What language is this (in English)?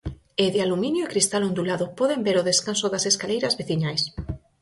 Galician